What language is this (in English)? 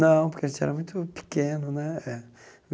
Portuguese